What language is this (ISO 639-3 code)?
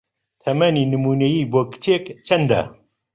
ckb